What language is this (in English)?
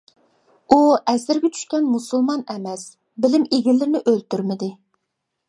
Uyghur